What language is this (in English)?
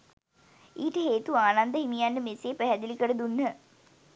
Sinhala